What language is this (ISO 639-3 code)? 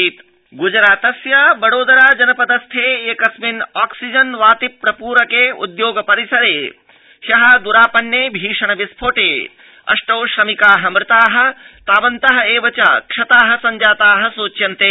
san